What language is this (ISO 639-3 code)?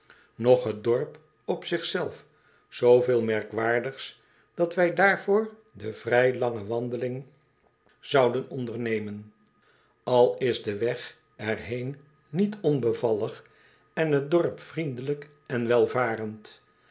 nld